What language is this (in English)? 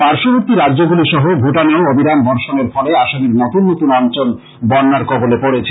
Bangla